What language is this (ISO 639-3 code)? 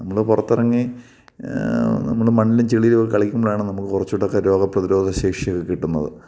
mal